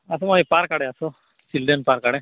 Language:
Odia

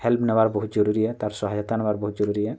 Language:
Odia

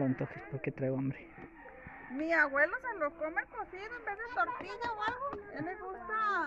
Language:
Spanish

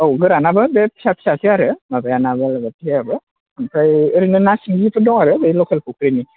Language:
Bodo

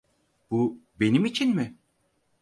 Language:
Turkish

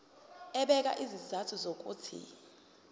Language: Zulu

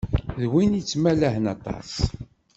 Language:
Kabyle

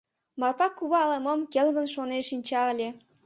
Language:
Mari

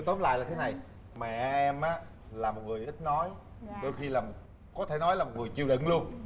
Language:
Vietnamese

